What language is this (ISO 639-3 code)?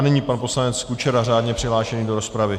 ces